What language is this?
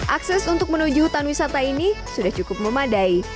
Indonesian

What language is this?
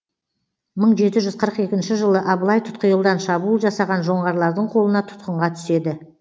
Kazakh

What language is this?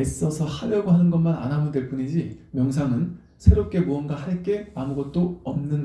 Korean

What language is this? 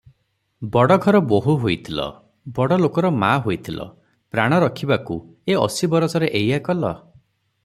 Odia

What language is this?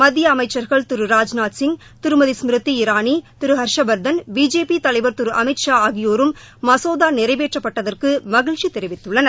Tamil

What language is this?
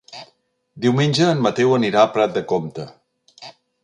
Catalan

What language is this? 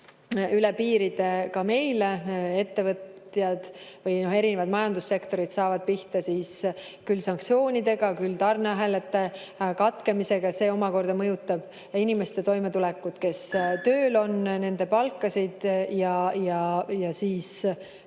Estonian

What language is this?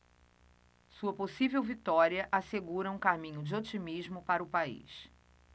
Portuguese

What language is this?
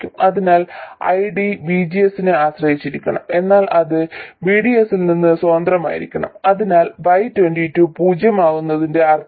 Malayalam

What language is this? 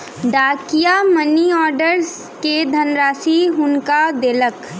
Maithili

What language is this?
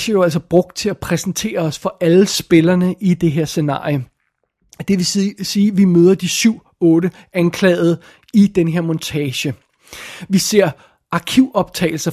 Danish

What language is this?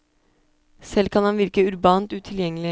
Norwegian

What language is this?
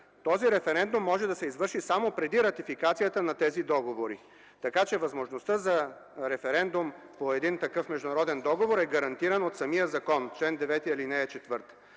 Bulgarian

